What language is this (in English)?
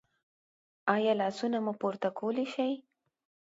Pashto